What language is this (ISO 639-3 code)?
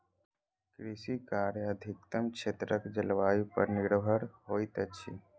mai